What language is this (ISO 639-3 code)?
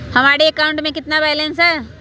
mag